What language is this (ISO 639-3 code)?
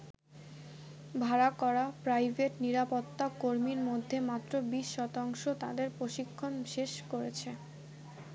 ben